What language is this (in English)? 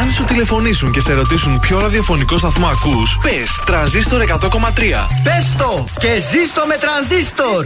Greek